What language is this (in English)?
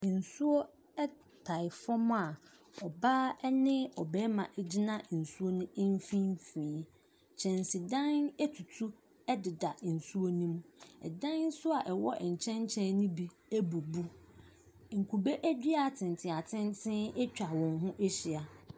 Akan